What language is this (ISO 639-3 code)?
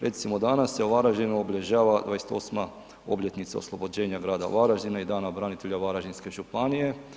hrv